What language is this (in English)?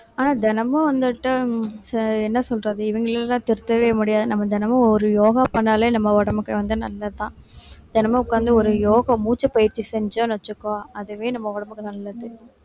Tamil